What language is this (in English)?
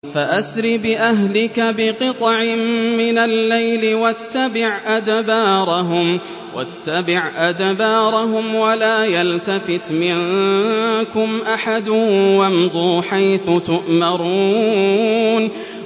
Arabic